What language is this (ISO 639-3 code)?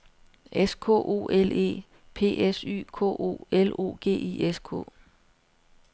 dan